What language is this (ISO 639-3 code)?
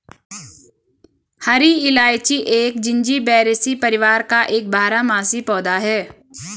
hin